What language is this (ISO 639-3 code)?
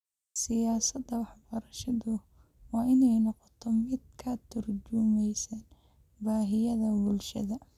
som